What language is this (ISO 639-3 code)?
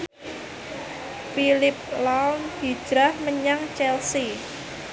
jav